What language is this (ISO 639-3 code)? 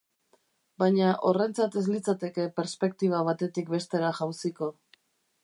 eus